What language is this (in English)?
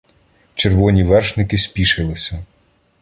Ukrainian